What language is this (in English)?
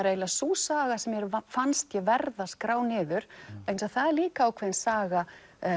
Icelandic